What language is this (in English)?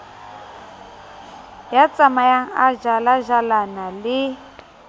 Southern Sotho